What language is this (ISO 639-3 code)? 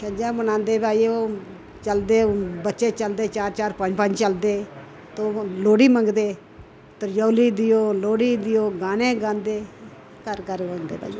doi